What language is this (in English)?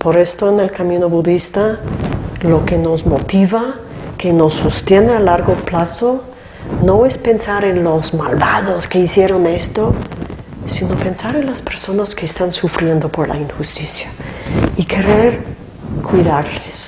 Spanish